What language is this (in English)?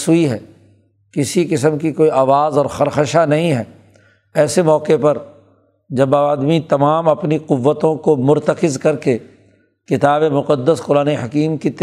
Urdu